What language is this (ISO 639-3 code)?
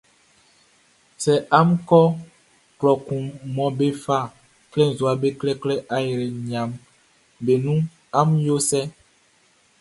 bci